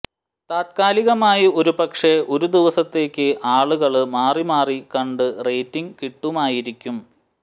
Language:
Malayalam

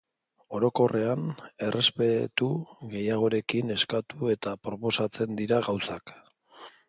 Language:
Basque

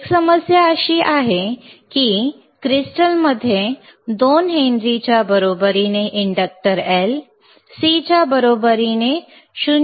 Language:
Marathi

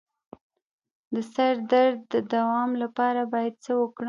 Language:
Pashto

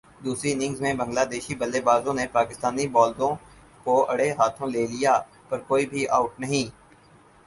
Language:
Urdu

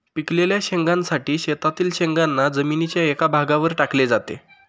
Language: Marathi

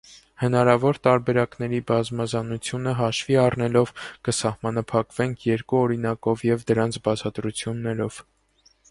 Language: Armenian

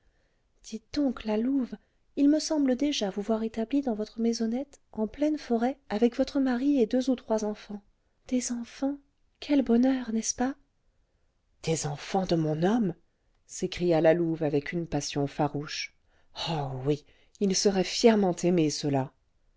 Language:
French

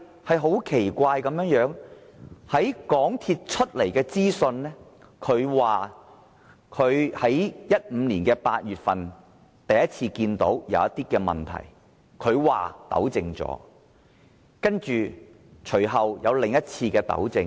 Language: Cantonese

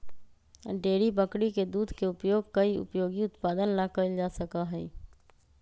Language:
Magahi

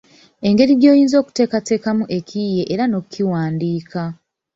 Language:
Ganda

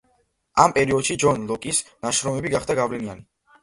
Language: Georgian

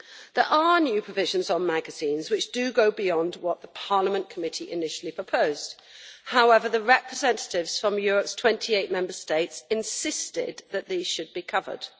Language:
English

